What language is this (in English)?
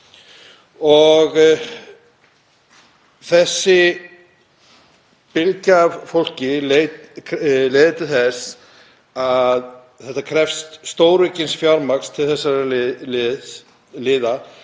Icelandic